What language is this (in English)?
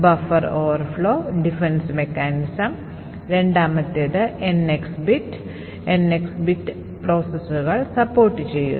Malayalam